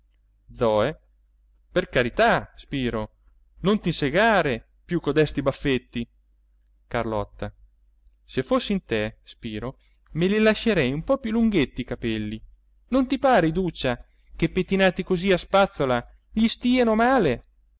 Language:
Italian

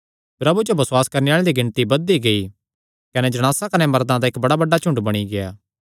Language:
Kangri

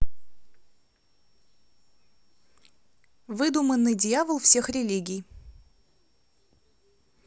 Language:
Russian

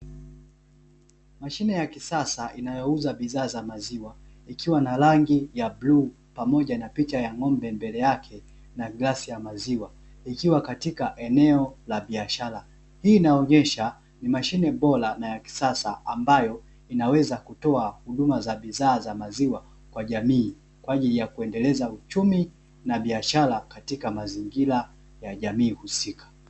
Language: Swahili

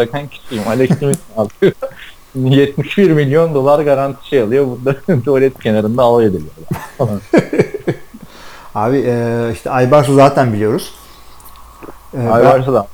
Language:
Turkish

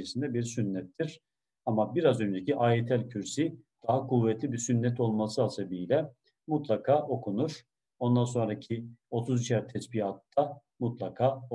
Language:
Turkish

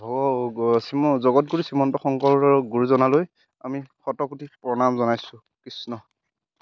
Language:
Assamese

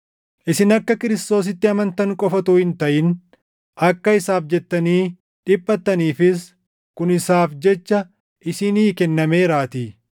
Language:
Oromo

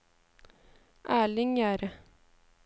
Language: Norwegian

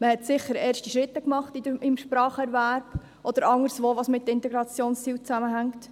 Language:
Swiss German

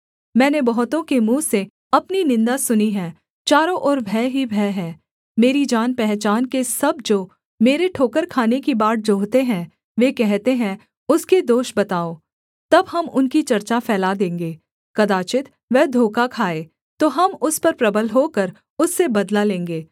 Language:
Hindi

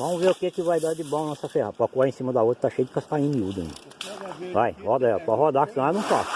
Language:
Portuguese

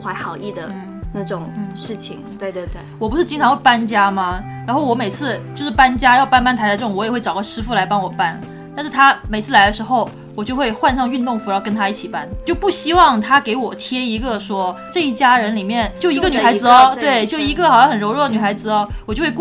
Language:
Chinese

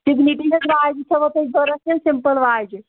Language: Kashmiri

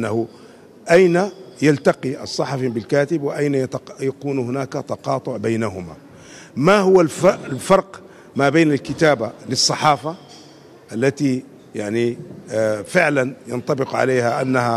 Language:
Arabic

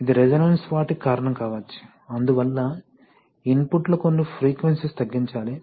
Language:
Telugu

